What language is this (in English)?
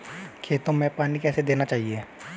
Hindi